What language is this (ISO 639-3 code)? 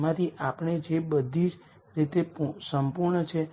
guj